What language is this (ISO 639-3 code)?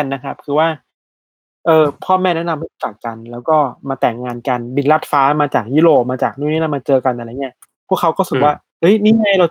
tha